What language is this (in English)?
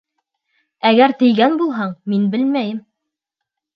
Bashkir